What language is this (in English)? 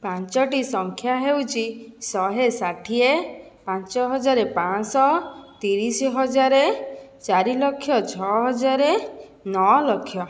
Odia